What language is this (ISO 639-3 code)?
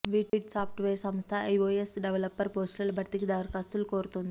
tel